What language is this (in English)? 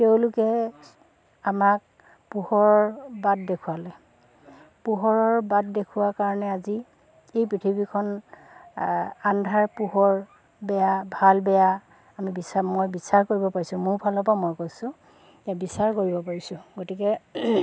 Assamese